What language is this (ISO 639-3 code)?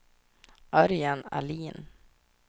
swe